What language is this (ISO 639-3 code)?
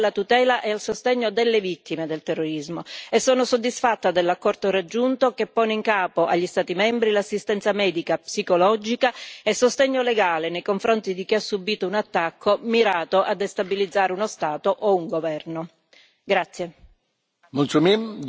ita